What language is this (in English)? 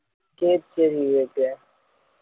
Tamil